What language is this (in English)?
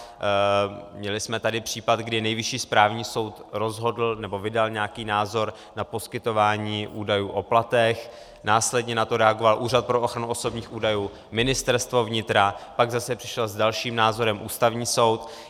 Czech